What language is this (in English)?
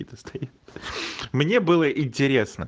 Russian